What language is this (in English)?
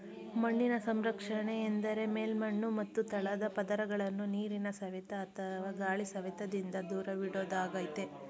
Kannada